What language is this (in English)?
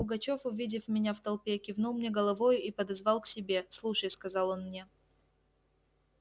Russian